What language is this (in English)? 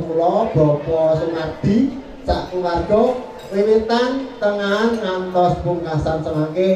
Indonesian